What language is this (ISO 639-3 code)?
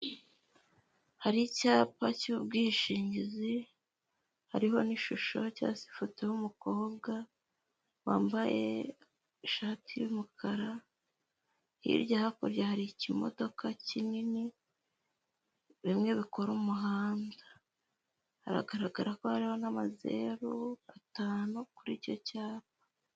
kin